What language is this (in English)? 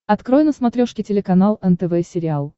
Russian